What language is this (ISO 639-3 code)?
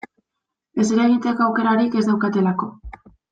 eus